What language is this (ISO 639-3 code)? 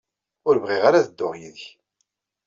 kab